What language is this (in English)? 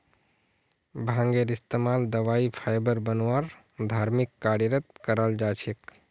Magahi